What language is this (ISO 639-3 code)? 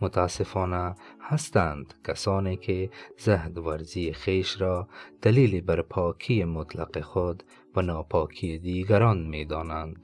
fas